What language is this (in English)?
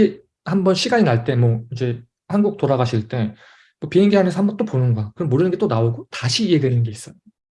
Korean